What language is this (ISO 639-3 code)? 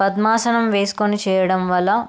tel